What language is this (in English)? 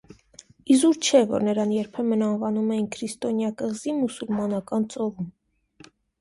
Armenian